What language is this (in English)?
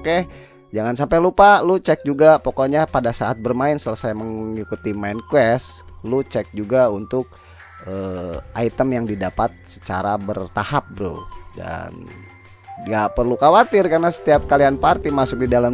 Indonesian